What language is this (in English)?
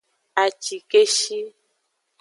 Aja (Benin)